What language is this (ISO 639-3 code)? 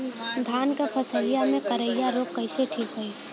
bho